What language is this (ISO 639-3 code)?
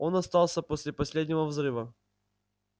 rus